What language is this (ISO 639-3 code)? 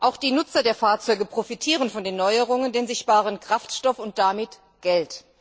deu